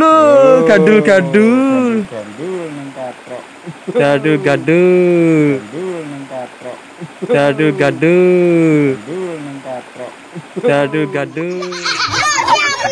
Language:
Indonesian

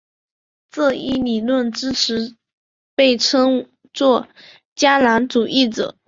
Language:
Chinese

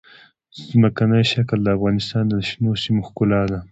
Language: Pashto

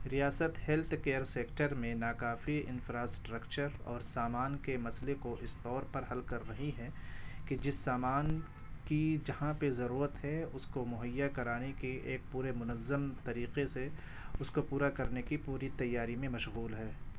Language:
Urdu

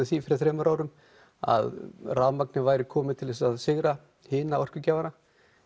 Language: Icelandic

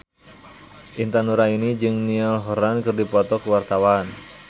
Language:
Sundanese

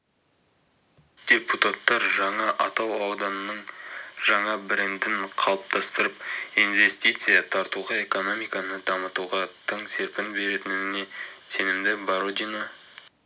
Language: Kazakh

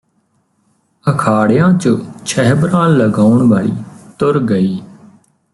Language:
Punjabi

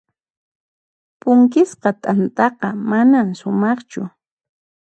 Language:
Puno Quechua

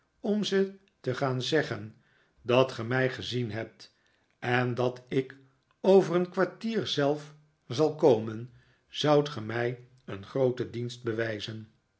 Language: Dutch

